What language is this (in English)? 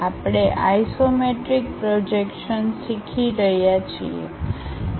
Gujarati